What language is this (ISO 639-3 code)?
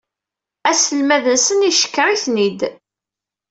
kab